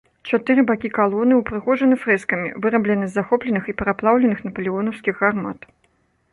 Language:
Belarusian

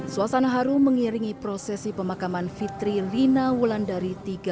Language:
Indonesian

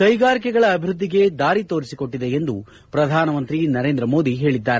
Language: Kannada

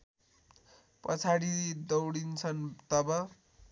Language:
Nepali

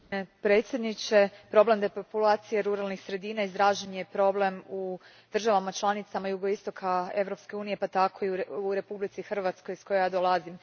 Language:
Croatian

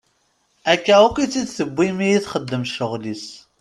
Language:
Kabyle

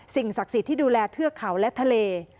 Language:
Thai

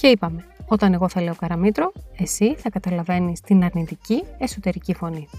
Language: Greek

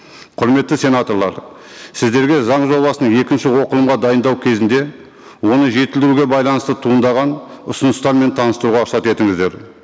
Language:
Kazakh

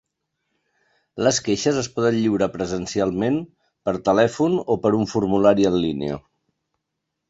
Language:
Catalan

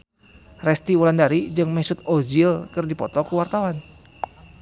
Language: Sundanese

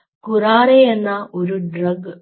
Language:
Malayalam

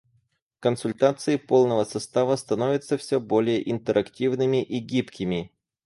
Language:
Russian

